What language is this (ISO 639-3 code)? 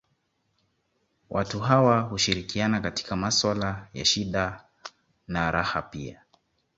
swa